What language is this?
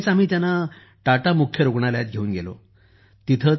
Marathi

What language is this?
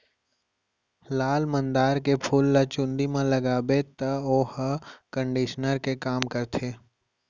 Chhattisgarhi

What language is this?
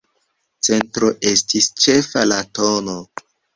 Esperanto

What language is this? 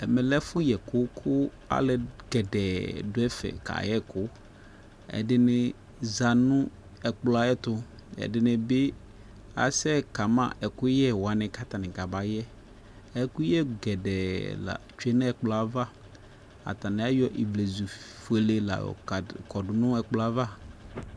Ikposo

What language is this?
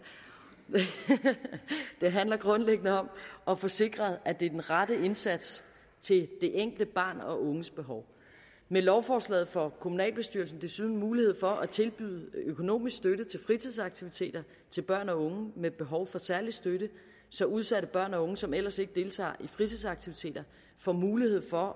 Danish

